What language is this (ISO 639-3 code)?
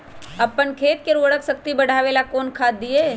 mag